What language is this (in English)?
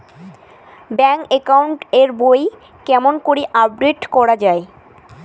Bangla